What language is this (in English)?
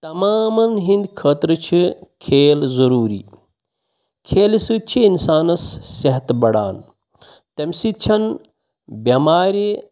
Kashmiri